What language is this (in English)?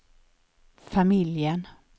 Swedish